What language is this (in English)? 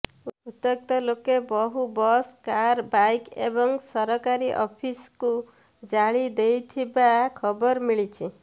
Odia